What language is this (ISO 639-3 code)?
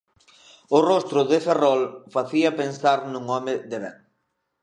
glg